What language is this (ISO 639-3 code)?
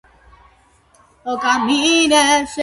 kat